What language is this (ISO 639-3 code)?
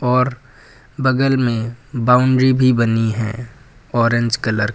hin